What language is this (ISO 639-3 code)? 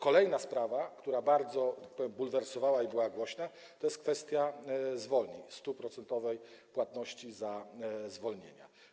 pol